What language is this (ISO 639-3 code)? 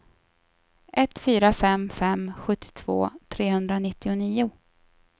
swe